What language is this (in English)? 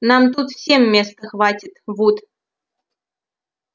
Russian